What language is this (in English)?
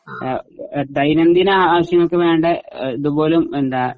Malayalam